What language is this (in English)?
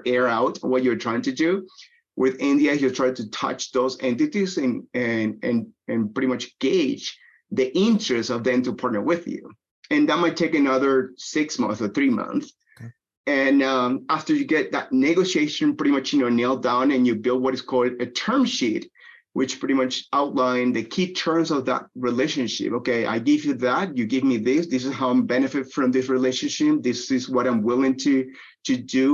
English